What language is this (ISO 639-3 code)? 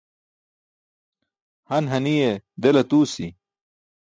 bsk